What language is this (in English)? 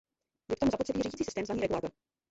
Czech